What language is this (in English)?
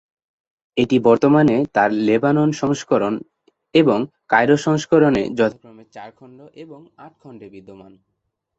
Bangla